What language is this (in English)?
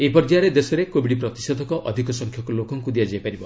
Odia